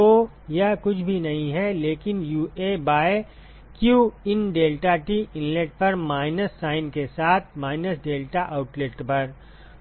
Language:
Hindi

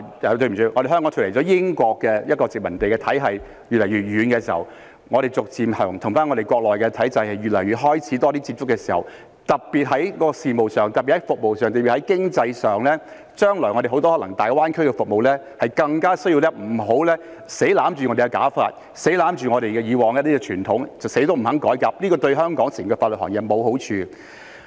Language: Cantonese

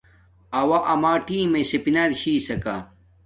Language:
Domaaki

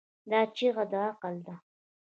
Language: Pashto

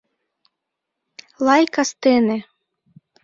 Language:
Mari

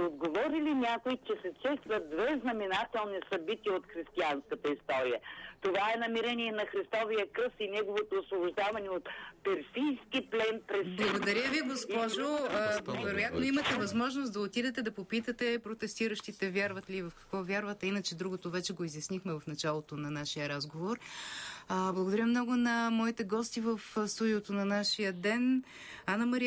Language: Bulgarian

